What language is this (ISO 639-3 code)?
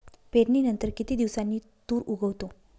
mar